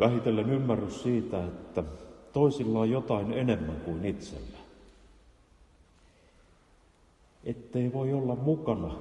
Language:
Finnish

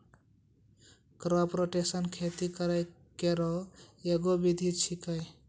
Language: Maithili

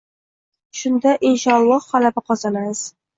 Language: Uzbek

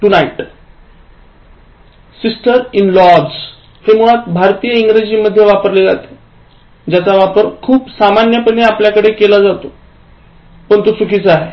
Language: Marathi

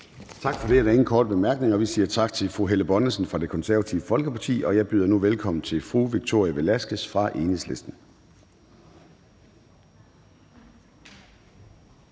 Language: Danish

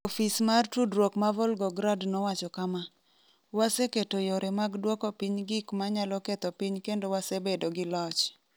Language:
Luo (Kenya and Tanzania)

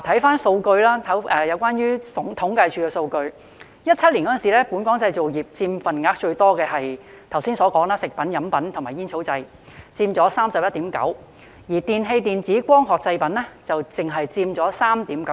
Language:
Cantonese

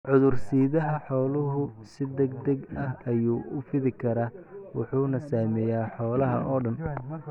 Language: Somali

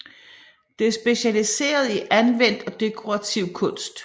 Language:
Danish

